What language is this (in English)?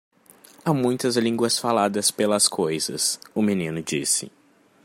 Portuguese